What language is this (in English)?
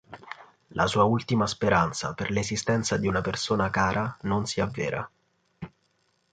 Italian